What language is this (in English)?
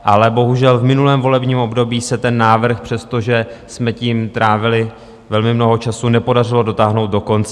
Czech